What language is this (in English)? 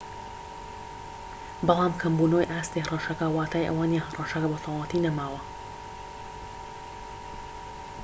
Central Kurdish